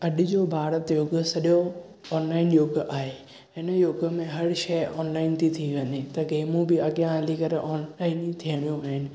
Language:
Sindhi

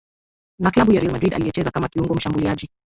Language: Swahili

